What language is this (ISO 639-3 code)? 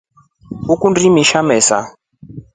rof